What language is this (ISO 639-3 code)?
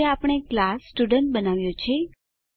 guj